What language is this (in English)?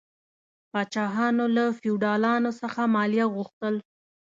Pashto